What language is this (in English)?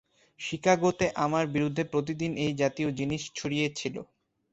Bangla